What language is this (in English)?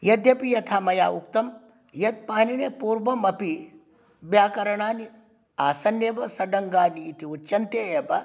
Sanskrit